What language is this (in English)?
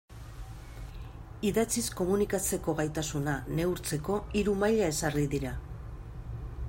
Basque